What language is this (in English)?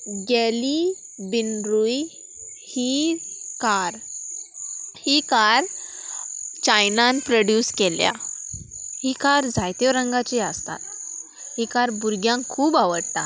Konkani